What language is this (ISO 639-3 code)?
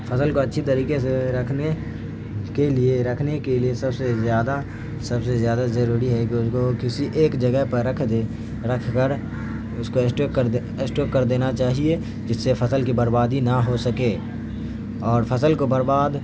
urd